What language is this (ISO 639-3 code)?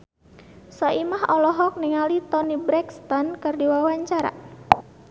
sun